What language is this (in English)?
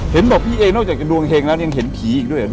Thai